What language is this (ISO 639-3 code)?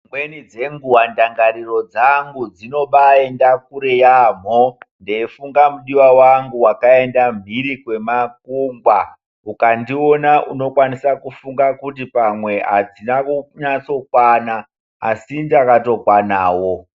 ndc